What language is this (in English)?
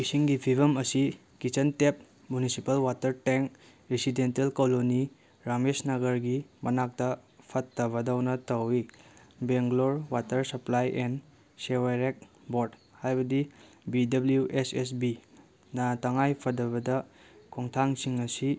Manipuri